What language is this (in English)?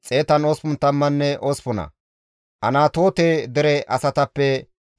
Gamo